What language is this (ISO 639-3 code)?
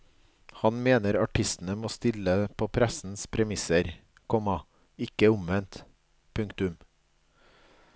nor